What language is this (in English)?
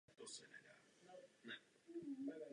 Czech